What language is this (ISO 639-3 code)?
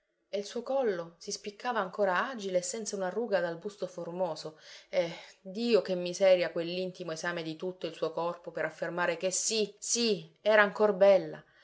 ita